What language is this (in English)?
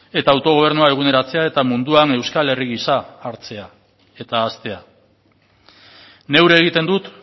Basque